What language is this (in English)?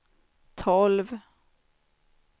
Swedish